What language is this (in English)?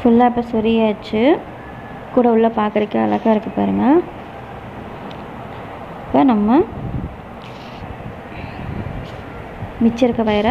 Romanian